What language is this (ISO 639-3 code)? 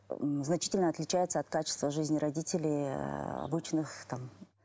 kaz